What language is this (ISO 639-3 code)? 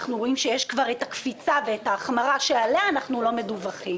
heb